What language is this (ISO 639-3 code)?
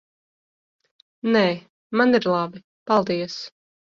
lav